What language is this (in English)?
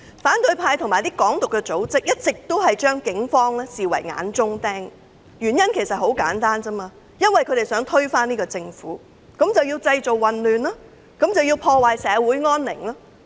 Cantonese